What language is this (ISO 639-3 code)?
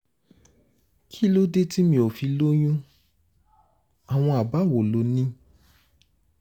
yor